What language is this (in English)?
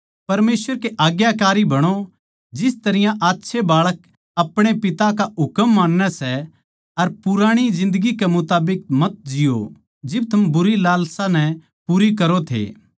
Haryanvi